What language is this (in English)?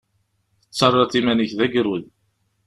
Kabyle